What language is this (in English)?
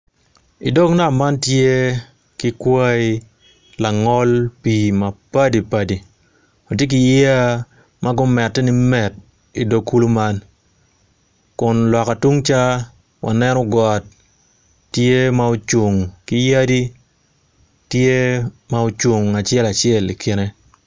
Acoli